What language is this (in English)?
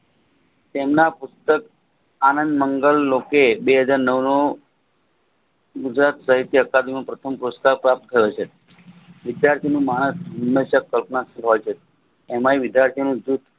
Gujarati